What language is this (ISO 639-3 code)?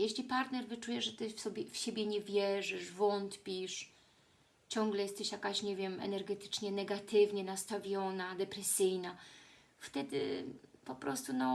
pol